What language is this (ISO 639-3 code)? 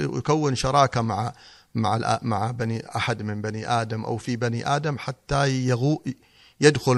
ara